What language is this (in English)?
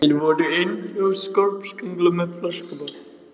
Icelandic